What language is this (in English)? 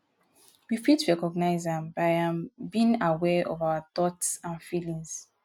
Nigerian Pidgin